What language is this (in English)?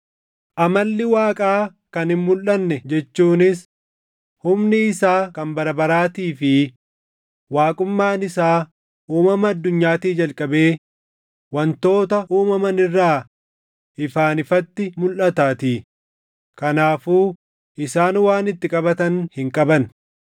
Oromo